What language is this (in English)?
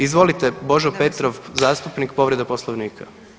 Croatian